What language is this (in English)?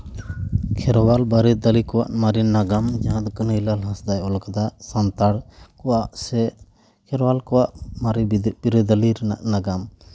Santali